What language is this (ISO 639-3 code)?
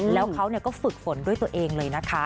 tha